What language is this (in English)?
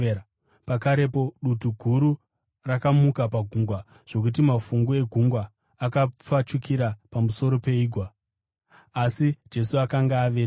Shona